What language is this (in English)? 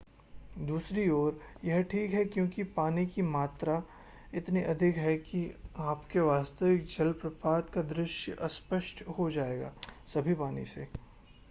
Hindi